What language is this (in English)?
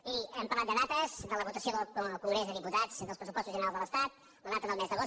Catalan